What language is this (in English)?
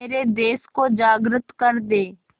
Hindi